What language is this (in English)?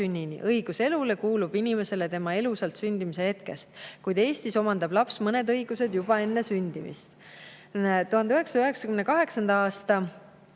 Estonian